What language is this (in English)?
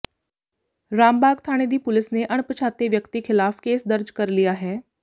Punjabi